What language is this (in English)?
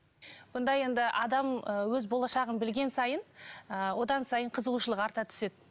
Kazakh